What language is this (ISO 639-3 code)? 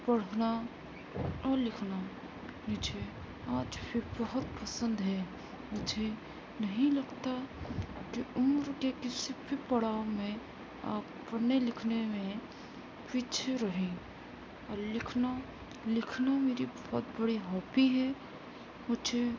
urd